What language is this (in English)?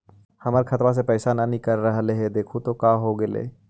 Magahi